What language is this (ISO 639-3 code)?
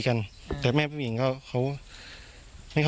tha